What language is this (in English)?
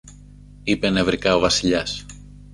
Greek